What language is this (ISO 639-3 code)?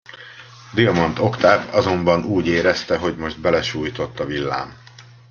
hun